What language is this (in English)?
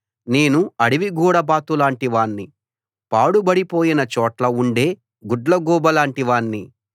Telugu